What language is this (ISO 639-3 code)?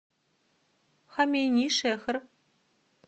rus